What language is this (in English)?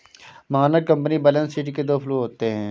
Hindi